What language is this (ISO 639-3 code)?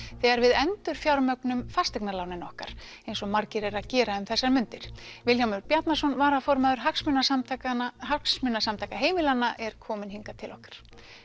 isl